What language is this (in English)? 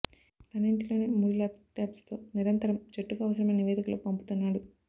Telugu